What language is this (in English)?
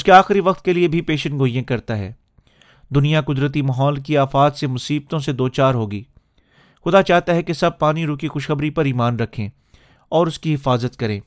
Urdu